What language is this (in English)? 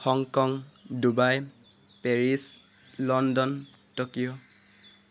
Assamese